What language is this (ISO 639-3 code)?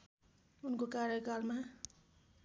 nep